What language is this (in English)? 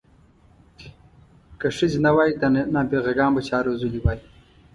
Pashto